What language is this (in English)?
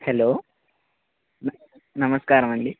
Telugu